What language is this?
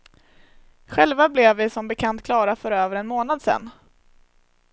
Swedish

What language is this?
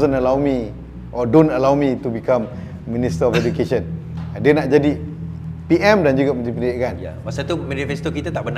Malay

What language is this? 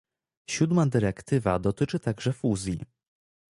Polish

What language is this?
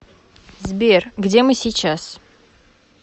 Russian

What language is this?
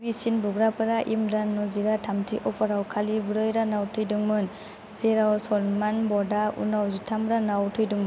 Bodo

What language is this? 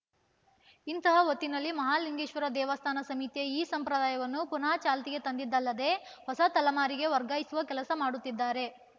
Kannada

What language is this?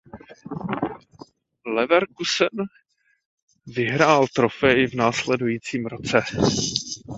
Czech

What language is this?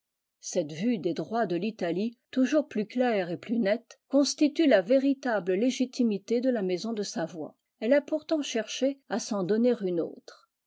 French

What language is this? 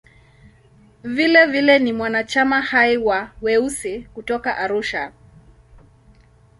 Swahili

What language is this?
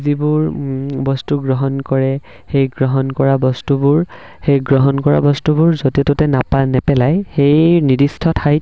Assamese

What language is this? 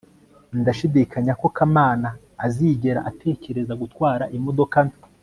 Kinyarwanda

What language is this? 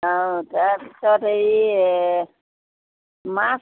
Assamese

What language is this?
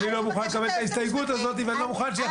Hebrew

